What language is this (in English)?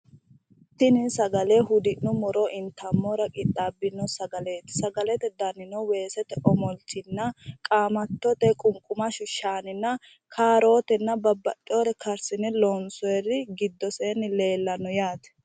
Sidamo